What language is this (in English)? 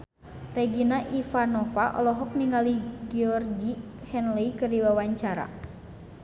Sundanese